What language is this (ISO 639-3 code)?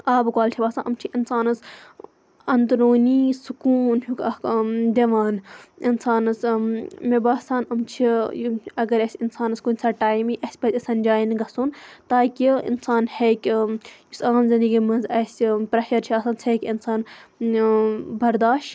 kas